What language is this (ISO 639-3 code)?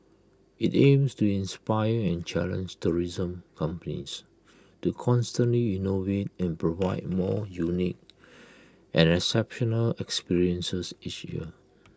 eng